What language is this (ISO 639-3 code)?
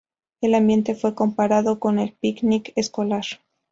spa